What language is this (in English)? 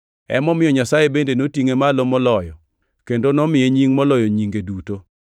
Luo (Kenya and Tanzania)